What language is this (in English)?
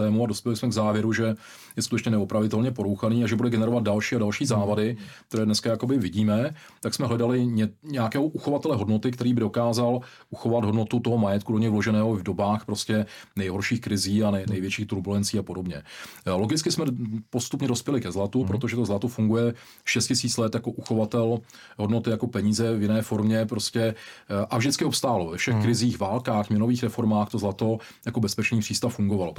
Czech